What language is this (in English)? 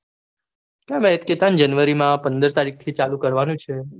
Gujarati